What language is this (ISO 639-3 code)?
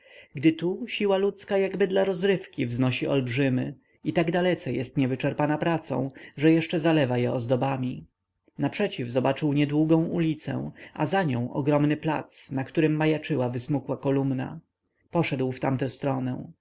pol